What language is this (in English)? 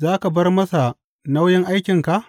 Hausa